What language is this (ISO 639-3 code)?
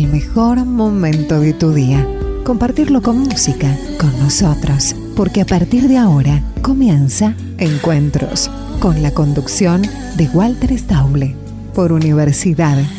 spa